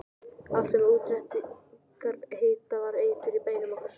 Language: Icelandic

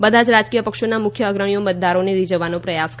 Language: Gujarati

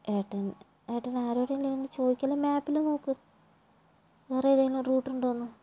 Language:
Malayalam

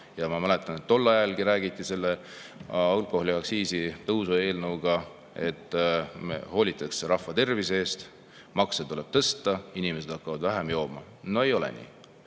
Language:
Estonian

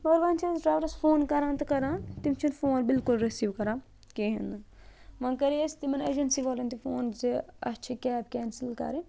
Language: Kashmiri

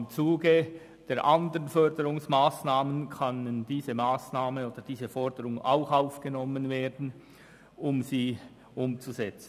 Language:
Swiss German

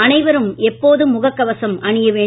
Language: Tamil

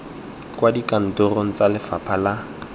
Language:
Tswana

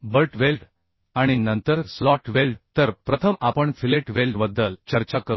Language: Marathi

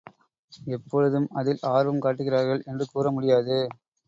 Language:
Tamil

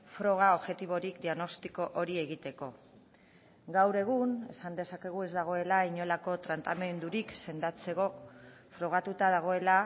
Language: Basque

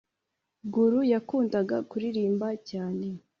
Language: Kinyarwanda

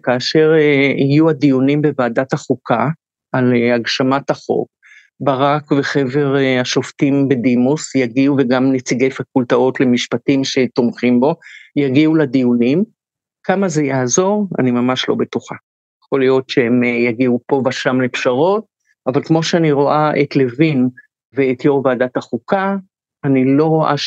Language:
Hebrew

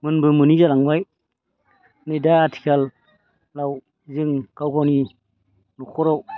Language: Bodo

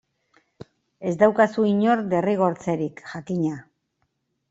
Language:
Basque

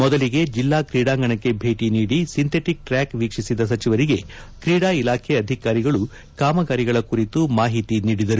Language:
Kannada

